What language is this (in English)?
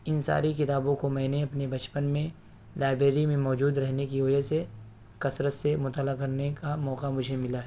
Urdu